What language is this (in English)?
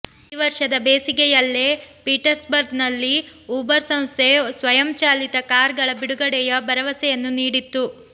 Kannada